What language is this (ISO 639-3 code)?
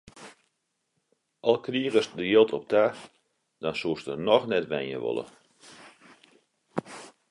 fry